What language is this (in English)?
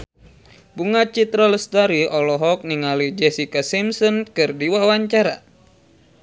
Sundanese